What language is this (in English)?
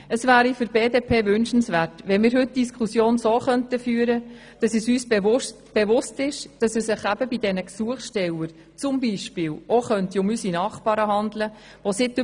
Swiss German